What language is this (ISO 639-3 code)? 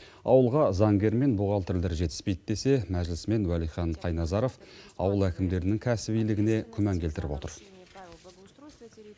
kaz